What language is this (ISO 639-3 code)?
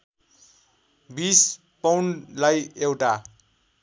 nep